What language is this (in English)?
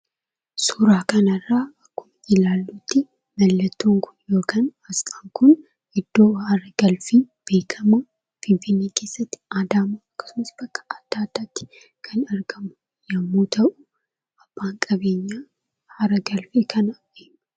Oromo